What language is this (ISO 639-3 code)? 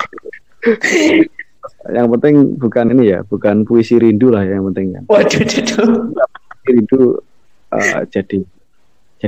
ind